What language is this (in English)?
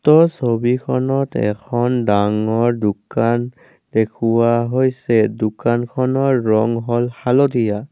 Assamese